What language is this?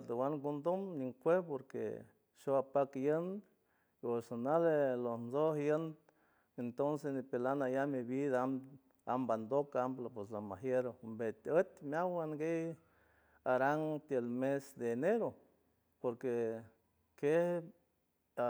San Francisco Del Mar Huave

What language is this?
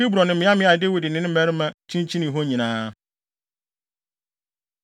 Akan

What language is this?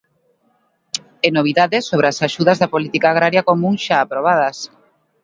Galician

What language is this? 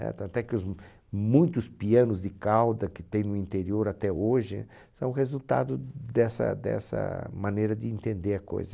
Portuguese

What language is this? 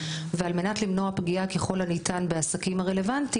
Hebrew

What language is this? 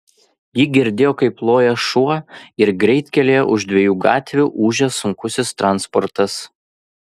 Lithuanian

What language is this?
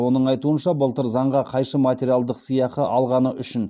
Kazakh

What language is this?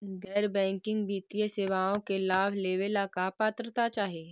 Magahi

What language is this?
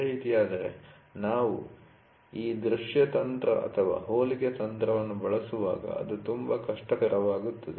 Kannada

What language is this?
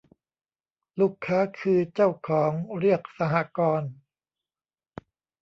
Thai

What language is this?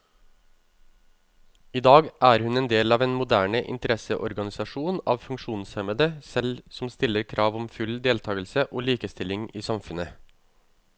Norwegian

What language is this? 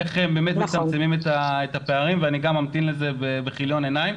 Hebrew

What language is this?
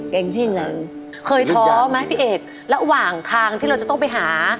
Thai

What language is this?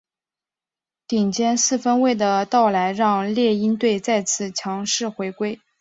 Chinese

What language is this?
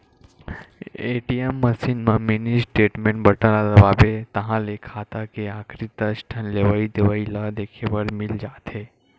Chhattisgarhi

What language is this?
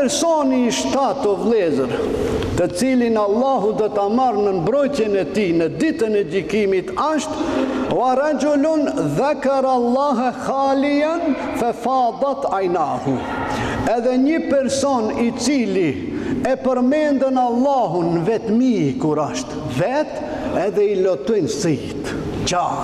Romanian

